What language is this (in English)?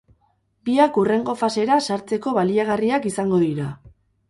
Basque